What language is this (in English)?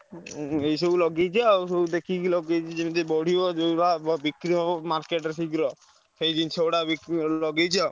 Odia